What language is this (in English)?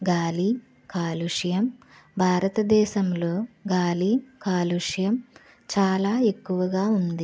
Telugu